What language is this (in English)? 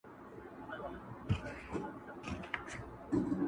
Pashto